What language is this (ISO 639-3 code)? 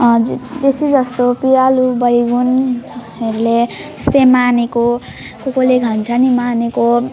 nep